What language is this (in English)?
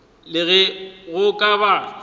Northern Sotho